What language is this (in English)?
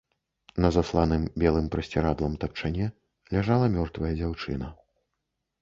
Belarusian